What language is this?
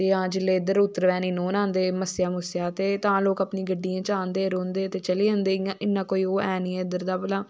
Dogri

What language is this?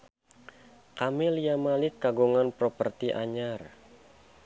Sundanese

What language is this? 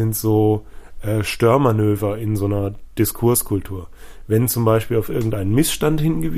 German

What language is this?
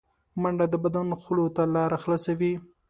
Pashto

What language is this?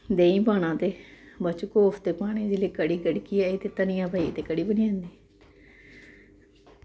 Dogri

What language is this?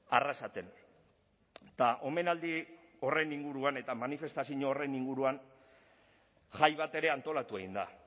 Basque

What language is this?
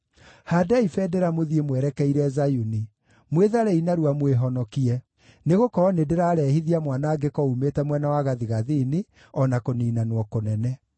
Kikuyu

